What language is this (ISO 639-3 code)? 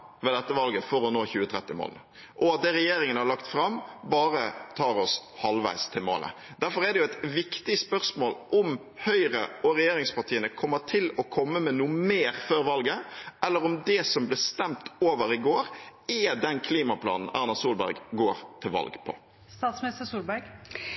nob